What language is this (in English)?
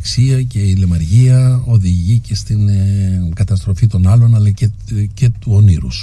Greek